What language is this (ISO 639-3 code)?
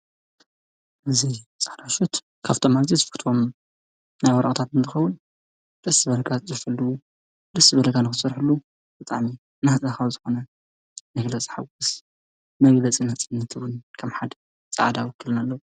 tir